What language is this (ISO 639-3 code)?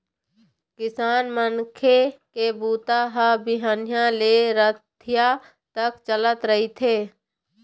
hne